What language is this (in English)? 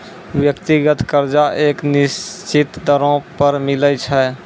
Maithili